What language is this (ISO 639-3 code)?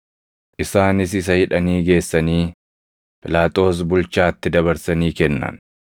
orm